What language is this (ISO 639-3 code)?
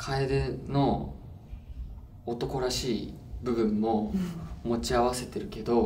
jpn